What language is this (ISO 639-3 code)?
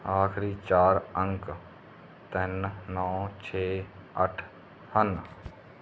pan